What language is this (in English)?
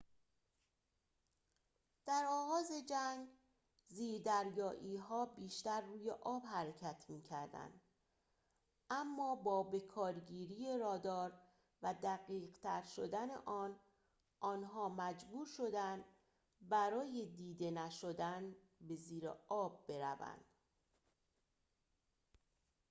Persian